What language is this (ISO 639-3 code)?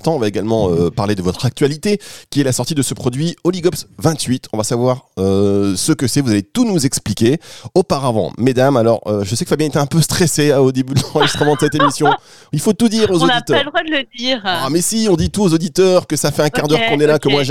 fra